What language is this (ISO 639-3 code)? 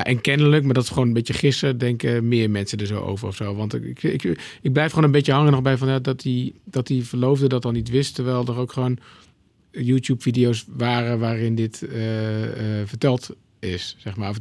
nld